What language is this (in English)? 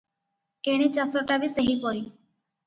Odia